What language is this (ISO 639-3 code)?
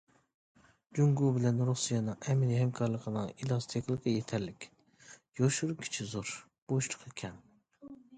uig